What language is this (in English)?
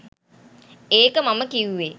Sinhala